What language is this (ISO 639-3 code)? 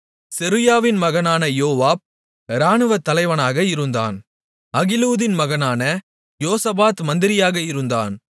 tam